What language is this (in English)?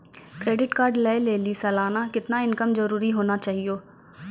Maithili